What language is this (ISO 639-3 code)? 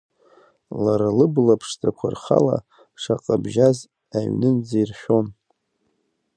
abk